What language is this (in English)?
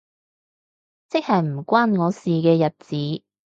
Cantonese